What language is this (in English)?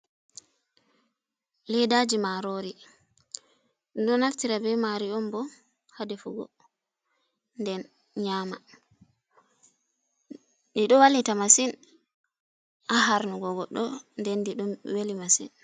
Fula